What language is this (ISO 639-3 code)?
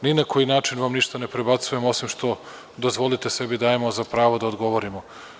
srp